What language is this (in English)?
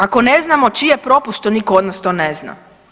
Croatian